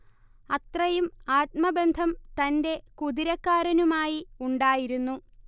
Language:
Malayalam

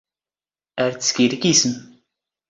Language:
Standard Moroccan Tamazight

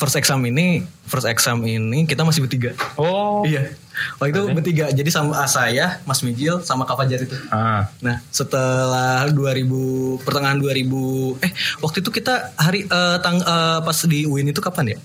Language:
Indonesian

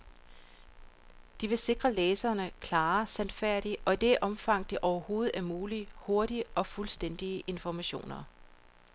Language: Danish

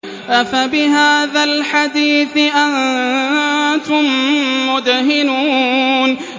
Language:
Arabic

